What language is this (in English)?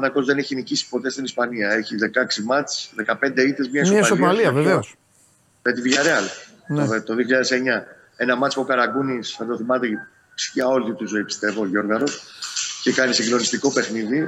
Greek